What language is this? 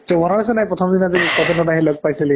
Assamese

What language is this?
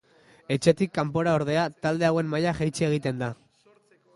Basque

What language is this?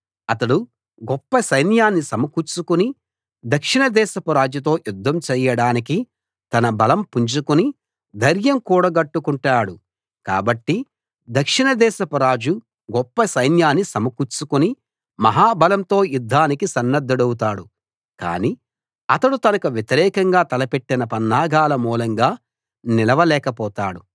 Telugu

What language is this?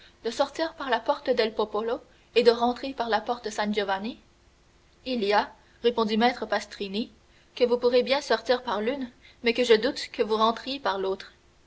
French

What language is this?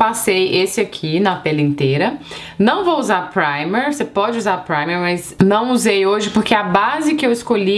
Portuguese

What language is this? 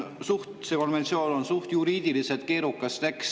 Estonian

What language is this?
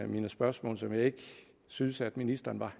Danish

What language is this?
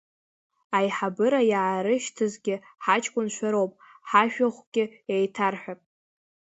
Abkhazian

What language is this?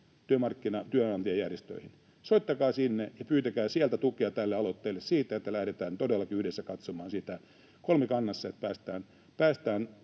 Finnish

